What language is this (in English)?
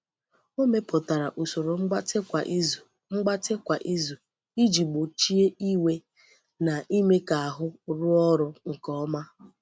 Igbo